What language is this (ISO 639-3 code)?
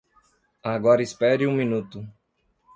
por